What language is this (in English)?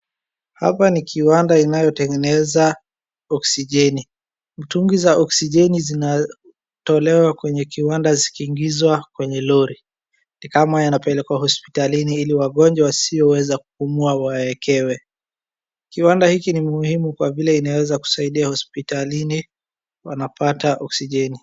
Swahili